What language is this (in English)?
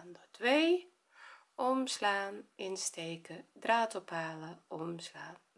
Dutch